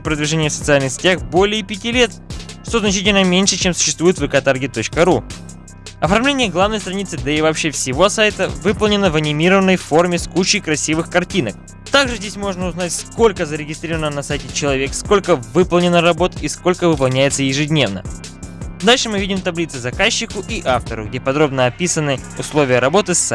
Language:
Russian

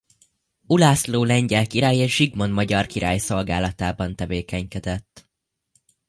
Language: Hungarian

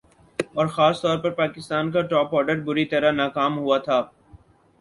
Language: Urdu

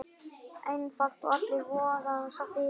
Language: Icelandic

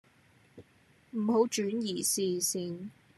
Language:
Cantonese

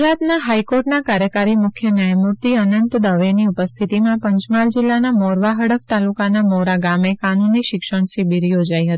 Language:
Gujarati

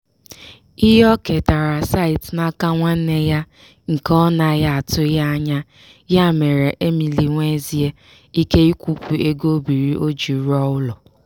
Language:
Igbo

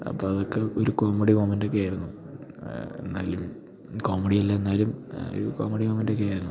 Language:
Malayalam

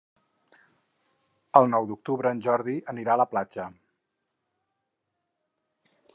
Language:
Catalan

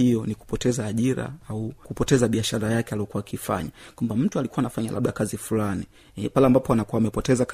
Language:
Swahili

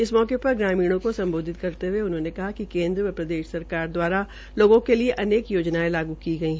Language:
Hindi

